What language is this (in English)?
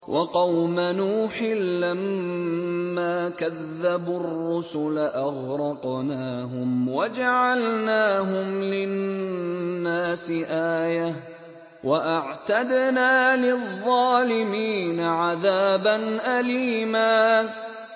Arabic